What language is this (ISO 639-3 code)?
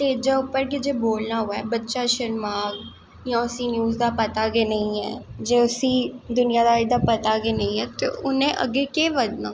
doi